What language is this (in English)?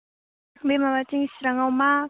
Bodo